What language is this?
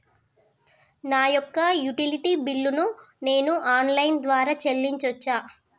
Telugu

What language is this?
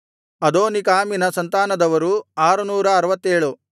Kannada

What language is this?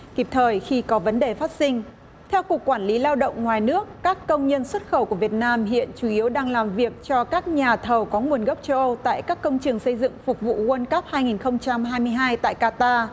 Vietnamese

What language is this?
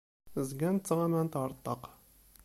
Kabyle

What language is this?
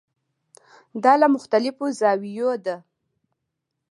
Pashto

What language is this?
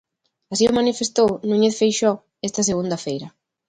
Galician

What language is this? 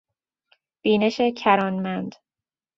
Persian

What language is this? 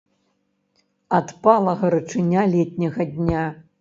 Belarusian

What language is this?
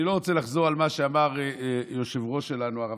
Hebrew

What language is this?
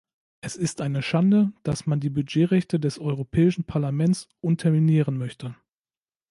German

